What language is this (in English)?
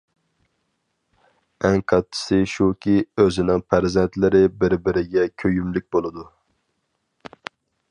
Uyghur